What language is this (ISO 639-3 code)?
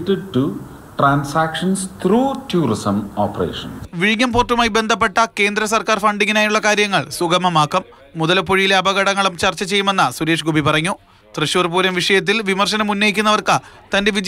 mal